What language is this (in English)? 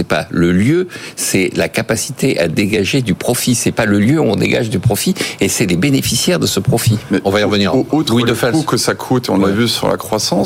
French